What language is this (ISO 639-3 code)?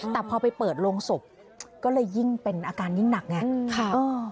tha